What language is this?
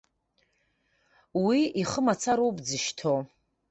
Abkhazian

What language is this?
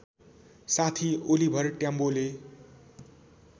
Nepali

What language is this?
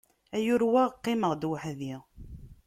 Kabyle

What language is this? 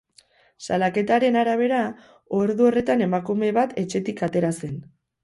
Basque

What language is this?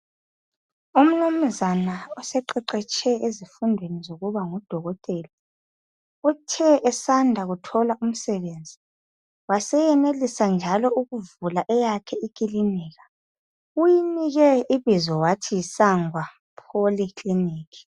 North Ndebele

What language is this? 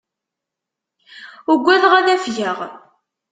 Kabyle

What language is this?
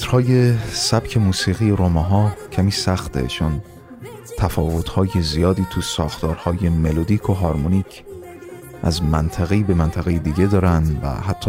Persian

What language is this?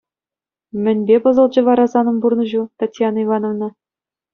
Chuvash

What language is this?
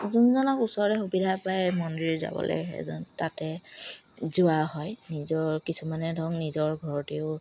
Assamese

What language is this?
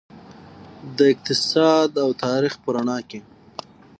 Pashto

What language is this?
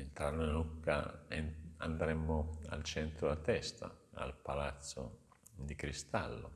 Italian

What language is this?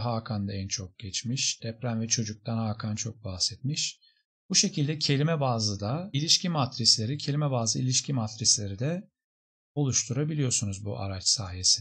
Turkish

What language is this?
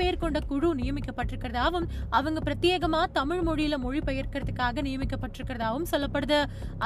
Tamil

